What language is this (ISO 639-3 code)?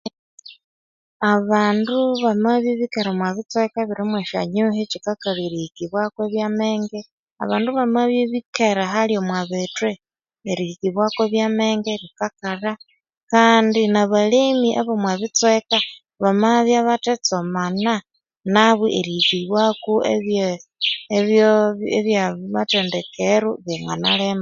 koo